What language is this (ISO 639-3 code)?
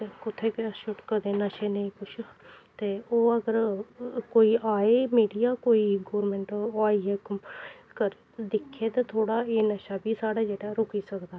doi